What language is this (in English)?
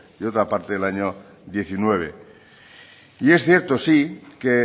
Spanish